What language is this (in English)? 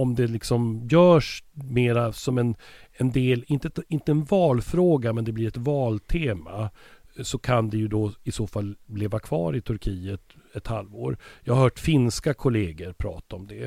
Swedish